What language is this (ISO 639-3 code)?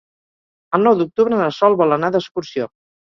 cat